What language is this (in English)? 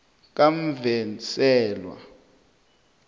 South Ndebele